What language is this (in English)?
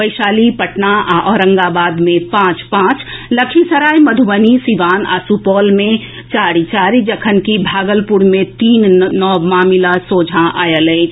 Maithili